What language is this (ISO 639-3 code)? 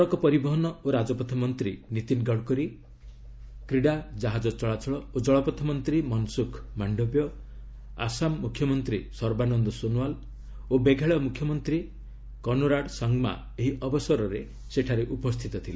ori